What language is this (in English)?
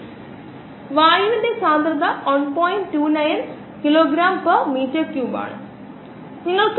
Malayalam